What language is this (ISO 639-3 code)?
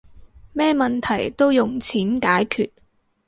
yue